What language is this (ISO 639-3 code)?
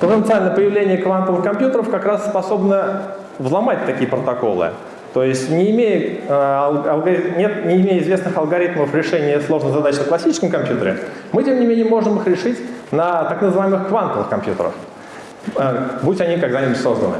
rus